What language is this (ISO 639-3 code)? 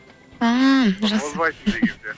kaz